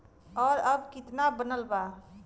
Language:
Bhojpuri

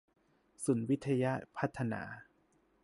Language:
Thai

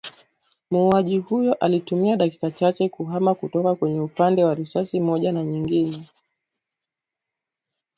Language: Swahili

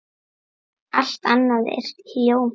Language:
Icelandic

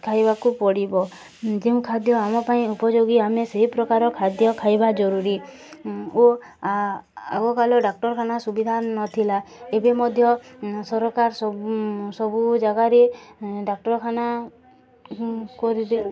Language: Odia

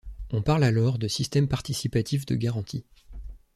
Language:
French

